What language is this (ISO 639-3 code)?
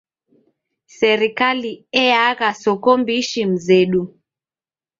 dav